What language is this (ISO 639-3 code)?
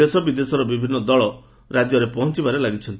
ori